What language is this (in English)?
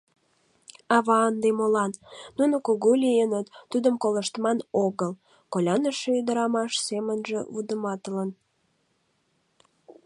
Mari